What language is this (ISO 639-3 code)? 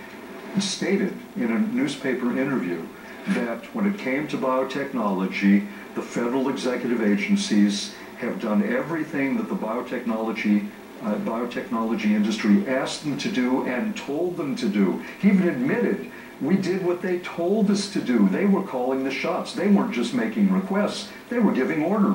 eng